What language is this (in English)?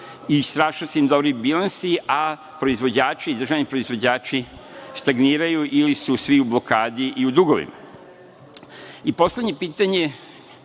Serbian